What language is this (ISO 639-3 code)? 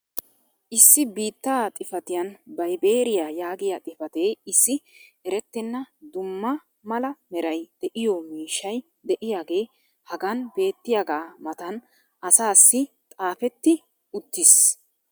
wal